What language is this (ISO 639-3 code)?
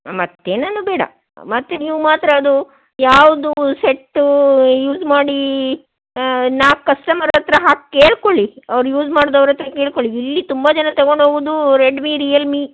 kan